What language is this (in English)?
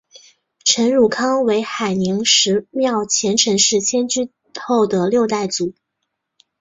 Chinese